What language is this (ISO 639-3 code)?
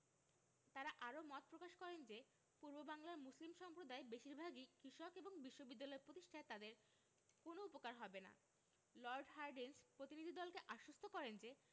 ben